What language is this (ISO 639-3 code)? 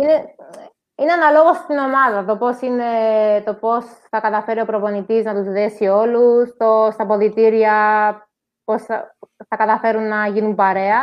ell